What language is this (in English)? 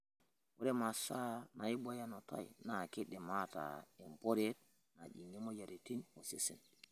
Masai